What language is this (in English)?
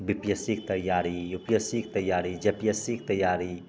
Maithili